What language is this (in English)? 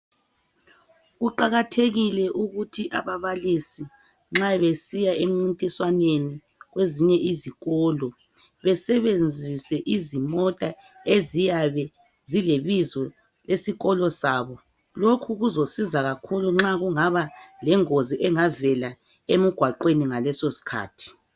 North Ndebele